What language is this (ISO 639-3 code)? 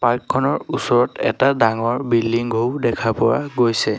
asm